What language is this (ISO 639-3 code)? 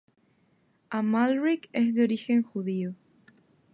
spa